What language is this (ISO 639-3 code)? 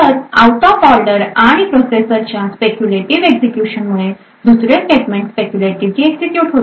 mar